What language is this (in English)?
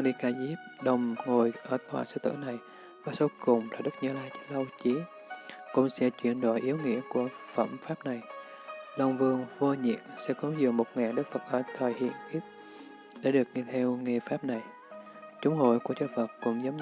Vietnamese